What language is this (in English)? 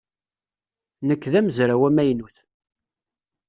Kabyle